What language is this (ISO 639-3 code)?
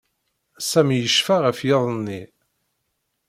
kab